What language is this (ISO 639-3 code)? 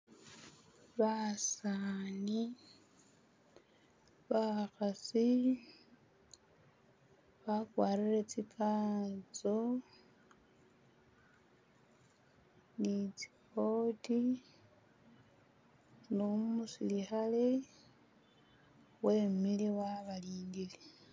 myx